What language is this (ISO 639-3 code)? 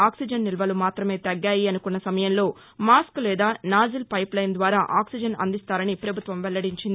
tel